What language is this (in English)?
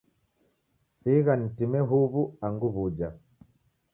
Taita